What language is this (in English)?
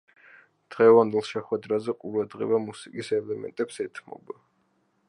Georgian